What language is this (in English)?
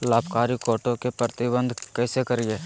Magahi